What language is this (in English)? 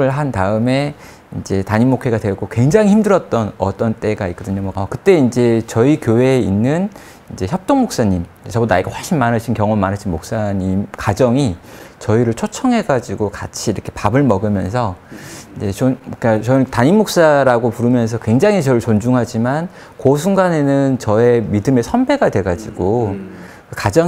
Korean